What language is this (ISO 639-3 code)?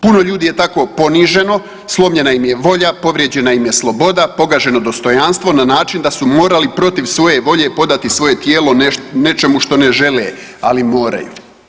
hrv